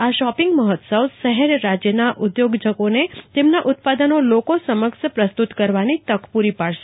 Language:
Gujarati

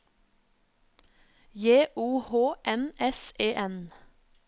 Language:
Norwegian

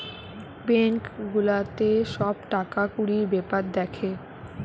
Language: Bangla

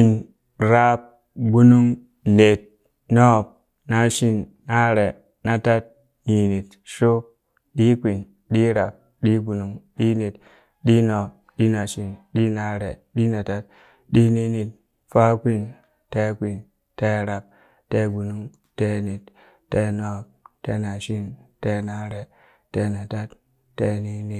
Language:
Burak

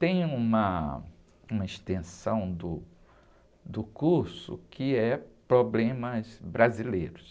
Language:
Portuguese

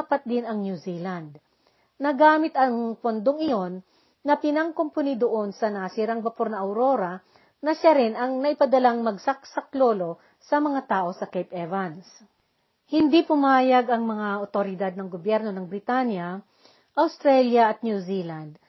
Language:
Filipino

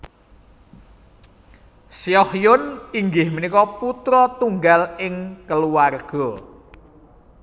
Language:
Javanese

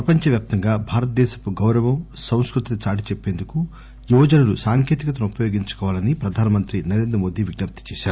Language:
Telugu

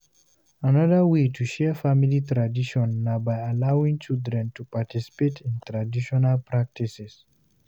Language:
Nigerian Pidgin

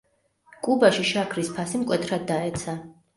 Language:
Georgian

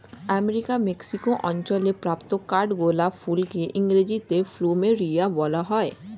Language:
Bangla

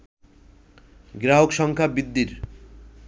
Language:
Bangla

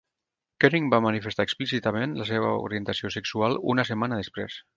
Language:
Catalan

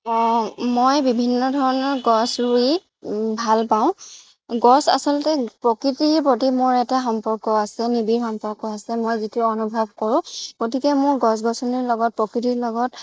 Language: Assamese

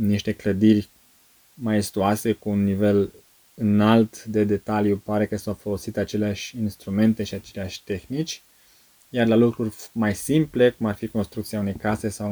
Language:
Romanian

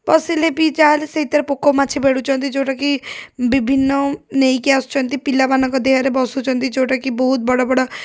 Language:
Odia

